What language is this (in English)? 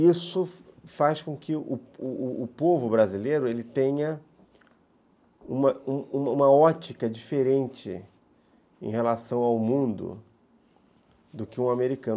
Portuguese